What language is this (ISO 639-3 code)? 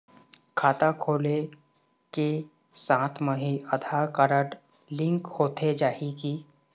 hne